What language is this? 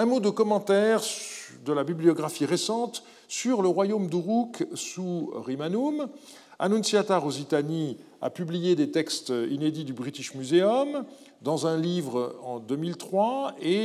French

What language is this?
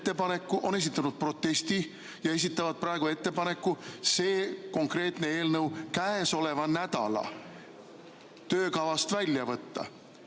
Estonian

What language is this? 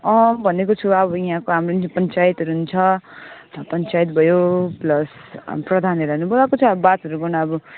Nepali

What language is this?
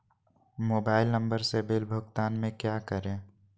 Magahi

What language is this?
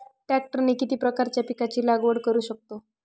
Marathi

